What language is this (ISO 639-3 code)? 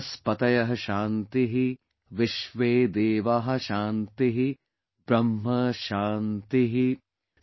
eng